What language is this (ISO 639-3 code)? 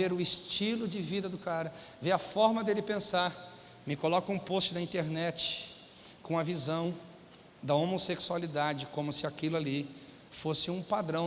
por